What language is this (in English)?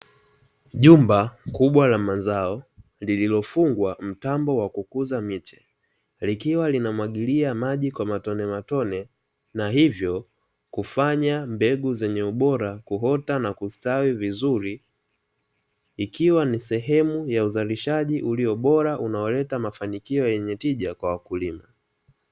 Swahili